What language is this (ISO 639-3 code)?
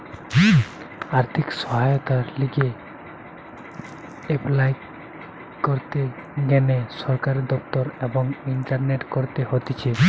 ben